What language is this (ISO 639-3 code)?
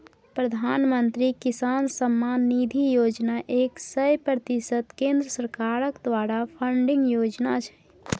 mai